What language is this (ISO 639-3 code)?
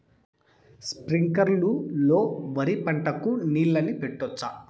tel